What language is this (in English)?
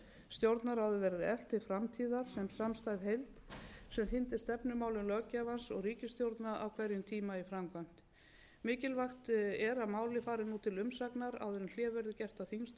Icelandic